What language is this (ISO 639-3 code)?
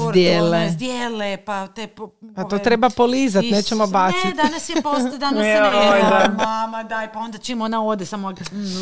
hrv